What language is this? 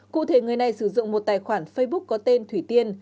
Vietnamese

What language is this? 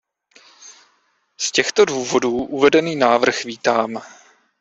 Czech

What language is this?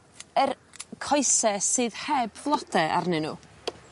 Welsh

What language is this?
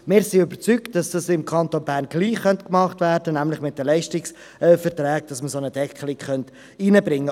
Swiss German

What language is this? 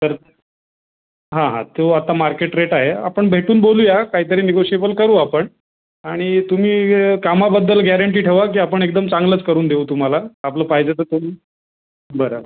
Marathi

